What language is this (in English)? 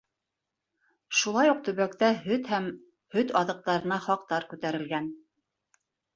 Bashkir